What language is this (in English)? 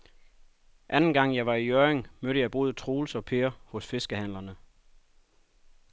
Danish